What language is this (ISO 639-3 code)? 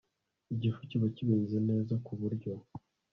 kin